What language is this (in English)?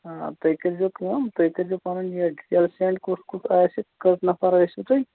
Kashmiri